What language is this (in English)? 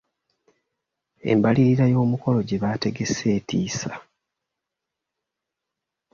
Ganda